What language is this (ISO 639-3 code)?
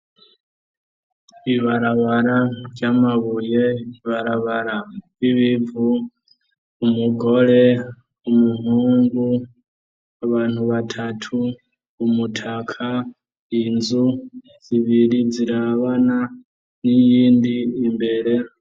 run